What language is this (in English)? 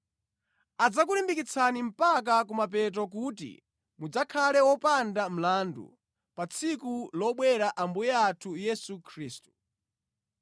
Nyanja